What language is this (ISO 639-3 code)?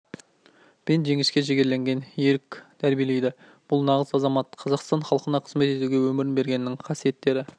kaz